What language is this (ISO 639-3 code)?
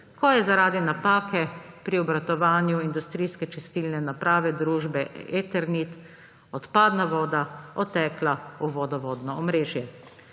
slv